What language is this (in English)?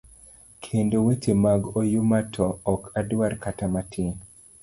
Luo (Kenya and Tanzania)